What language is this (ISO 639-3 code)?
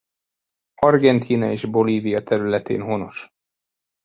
hun